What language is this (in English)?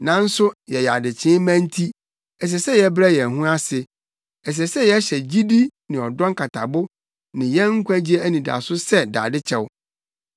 Akan